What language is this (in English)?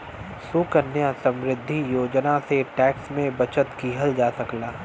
Bhojpuri